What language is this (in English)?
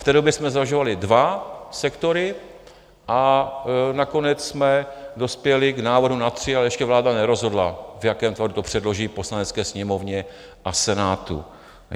Czech